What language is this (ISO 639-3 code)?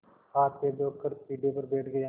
hin